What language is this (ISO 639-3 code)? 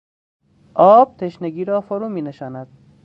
fas